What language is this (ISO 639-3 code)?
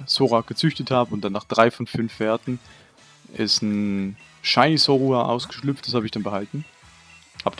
deu